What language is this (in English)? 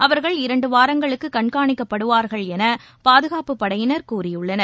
Tamil